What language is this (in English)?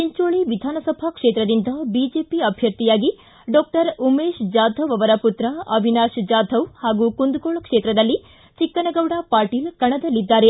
Kannada